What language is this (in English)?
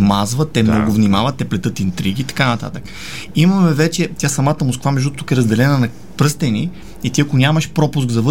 Bulgarian